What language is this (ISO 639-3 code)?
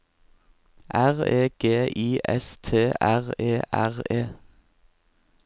nor